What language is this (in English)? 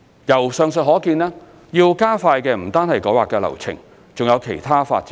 Cantonese